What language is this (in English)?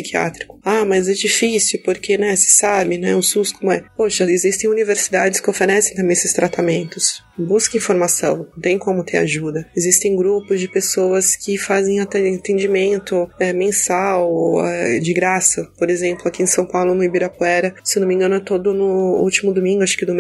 Portuguese